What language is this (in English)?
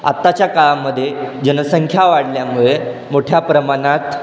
Marathi